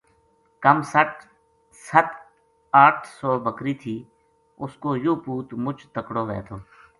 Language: Gujari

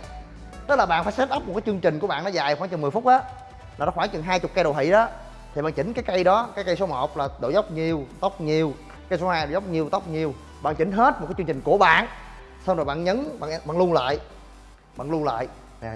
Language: Vietnamese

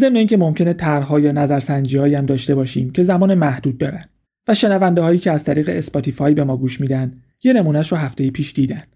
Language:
Persian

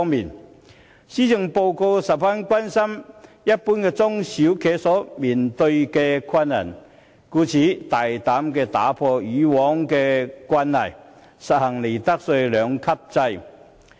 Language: Cantonese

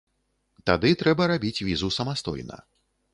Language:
Belarusian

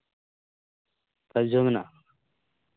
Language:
Santali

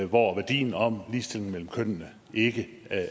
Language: Danish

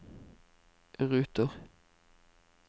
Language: Norwegian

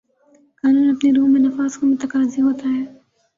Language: Urdu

